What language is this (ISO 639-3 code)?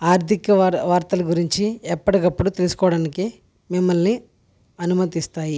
tel